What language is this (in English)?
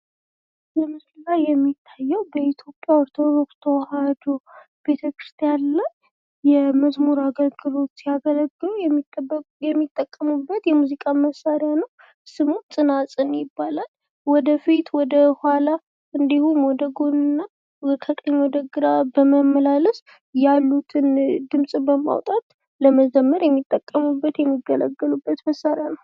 Amharic